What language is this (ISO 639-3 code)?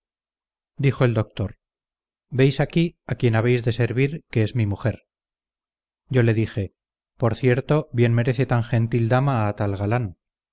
spa